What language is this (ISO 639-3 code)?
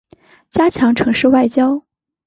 zho